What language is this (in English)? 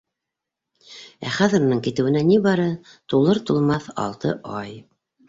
Bashkir